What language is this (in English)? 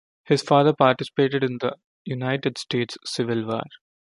English